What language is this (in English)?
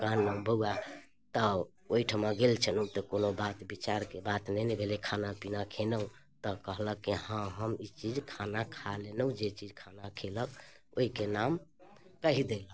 Maithili